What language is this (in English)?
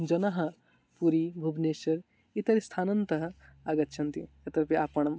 Sanskrit